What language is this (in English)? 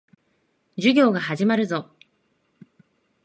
Japanese